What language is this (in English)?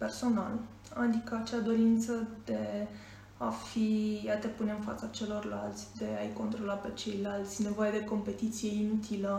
Romanian